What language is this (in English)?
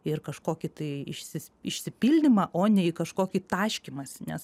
Lithuanian